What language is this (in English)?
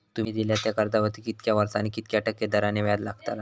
Marathi